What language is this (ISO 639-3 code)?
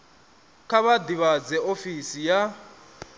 ven